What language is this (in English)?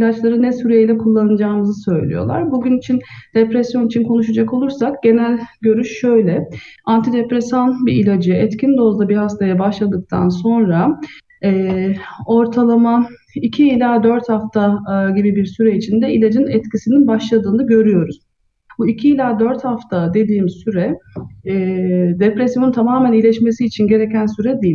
Turkish